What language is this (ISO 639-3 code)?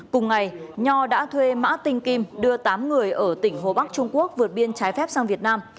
vie